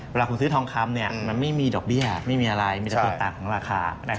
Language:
Thai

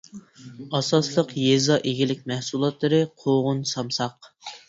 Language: Uyghur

